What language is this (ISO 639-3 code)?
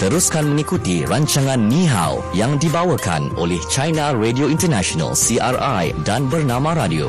msa